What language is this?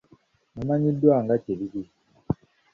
Ganda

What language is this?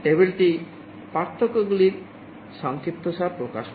Bangla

